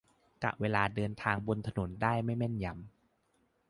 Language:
Thai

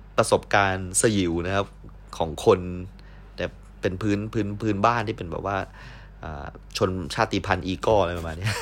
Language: Thai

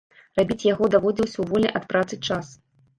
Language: Belarusian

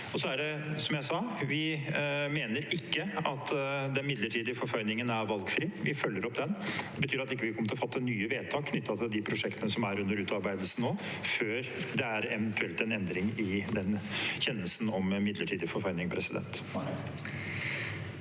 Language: Norwegian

